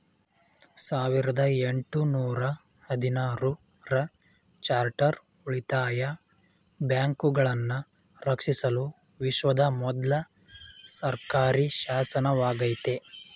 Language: Kannada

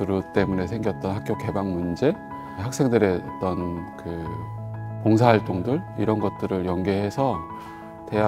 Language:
Korean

